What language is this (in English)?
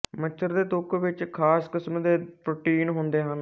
Punjabi